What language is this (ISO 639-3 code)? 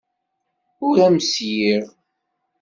kab